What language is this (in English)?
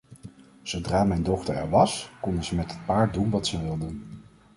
Dutch